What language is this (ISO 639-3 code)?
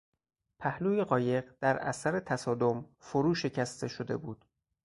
fas